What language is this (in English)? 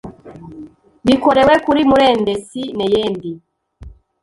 Kinyarwanda